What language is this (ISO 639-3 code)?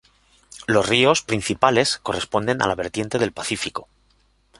spa